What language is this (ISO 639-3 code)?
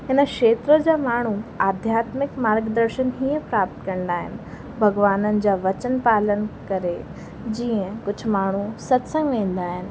snd